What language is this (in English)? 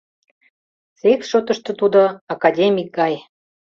Mari